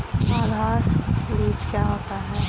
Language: Hindi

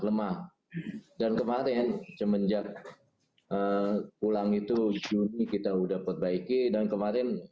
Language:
Indonesian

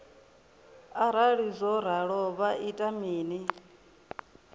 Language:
Venda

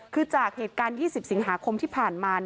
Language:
Thai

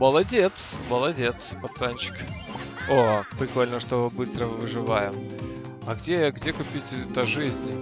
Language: Russian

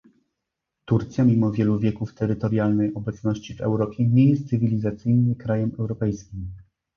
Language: Polish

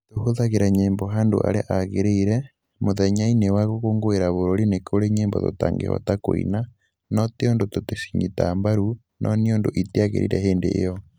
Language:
Kikuyu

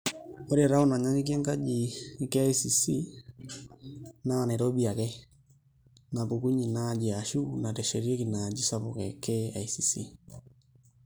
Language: Masai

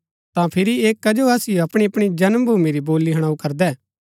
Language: Gaddi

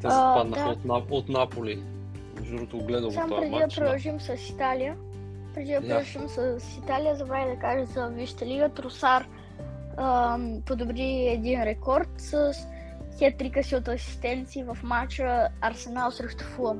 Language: Bulgarian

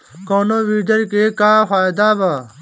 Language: Bhojpuri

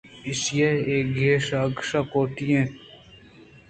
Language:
Eastern Balochi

